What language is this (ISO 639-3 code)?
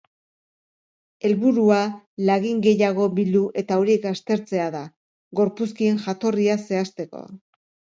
eus